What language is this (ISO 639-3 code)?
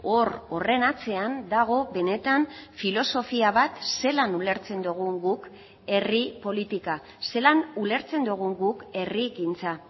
eus